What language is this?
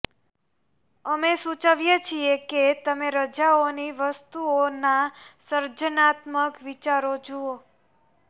Gujarati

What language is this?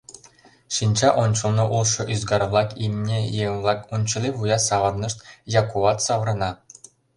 Mari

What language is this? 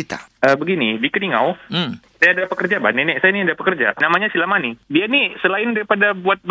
Malay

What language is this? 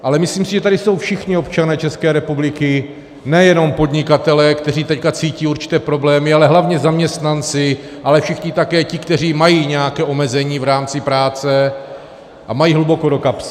Czech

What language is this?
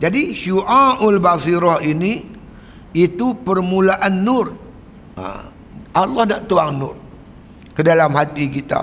Malay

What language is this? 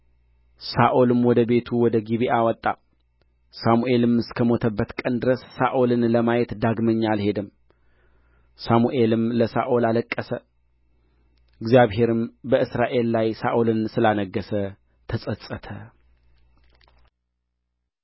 Amharic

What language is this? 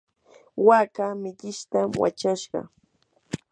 Yanahuanca Pasco Quechua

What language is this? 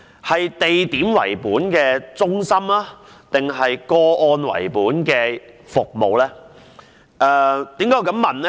Cantonese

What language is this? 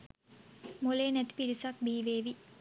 Sinhala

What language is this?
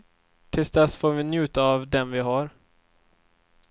Swedish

